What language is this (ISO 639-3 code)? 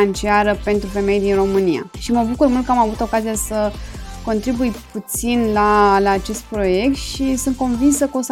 ron